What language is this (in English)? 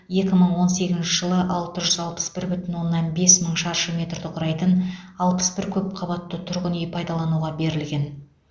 Kazakh